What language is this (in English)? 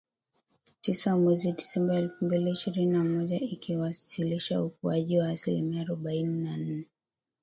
Swahili